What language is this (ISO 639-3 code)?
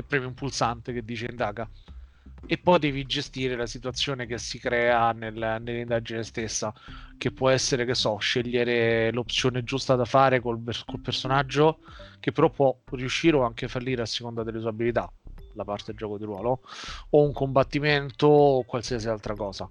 ita